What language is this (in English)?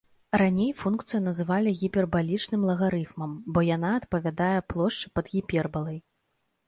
Belarusian